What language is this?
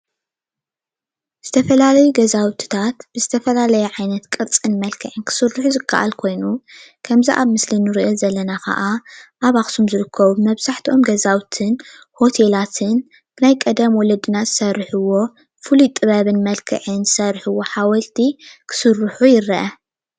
Tigrinya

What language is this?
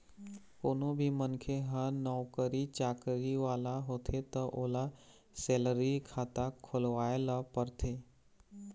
Chhattisgarhi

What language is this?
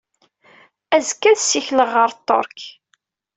Kabyle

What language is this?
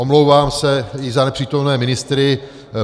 Czech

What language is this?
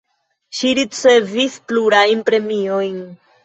Esperanto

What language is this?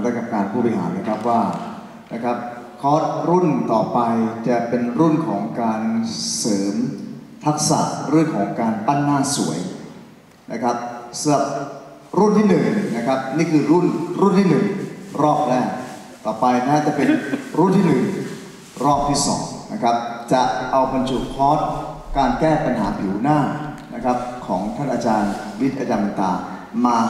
Thai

